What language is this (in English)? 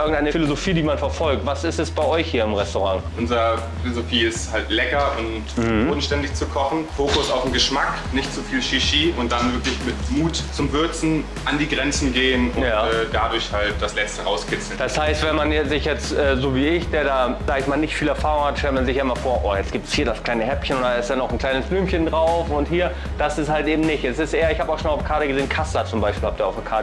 German